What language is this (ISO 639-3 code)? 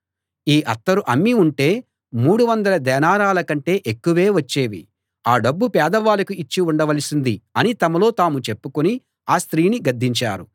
tel